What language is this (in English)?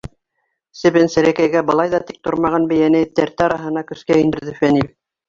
Bashkir